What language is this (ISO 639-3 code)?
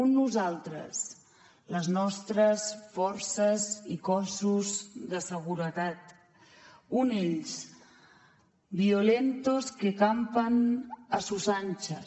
cat